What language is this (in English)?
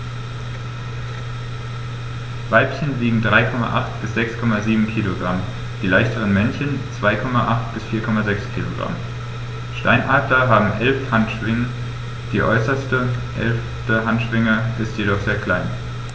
German